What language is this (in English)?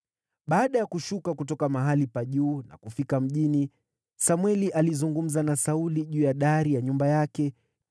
Swahili